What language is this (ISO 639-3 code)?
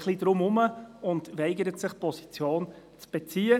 gsw